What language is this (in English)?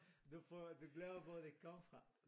Danish